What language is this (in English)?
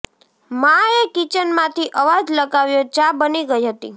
Gujarati